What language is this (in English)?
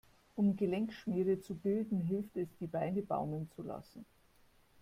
German